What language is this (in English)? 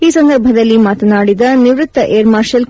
Kannada